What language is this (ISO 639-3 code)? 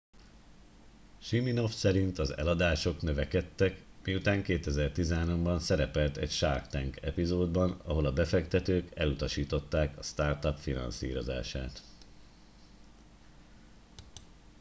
hun